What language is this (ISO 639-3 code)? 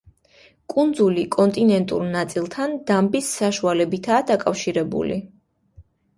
kat